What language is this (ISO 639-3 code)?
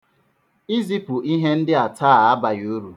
ibo